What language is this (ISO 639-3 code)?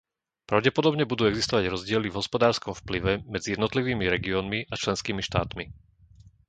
slk